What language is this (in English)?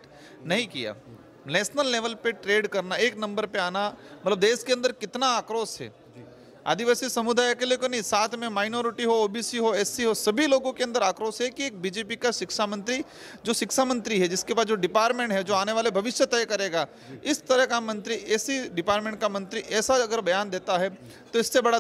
Hindi